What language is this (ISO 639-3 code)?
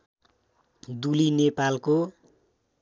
nep